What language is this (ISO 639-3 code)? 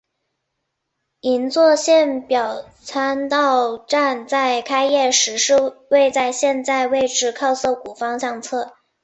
zho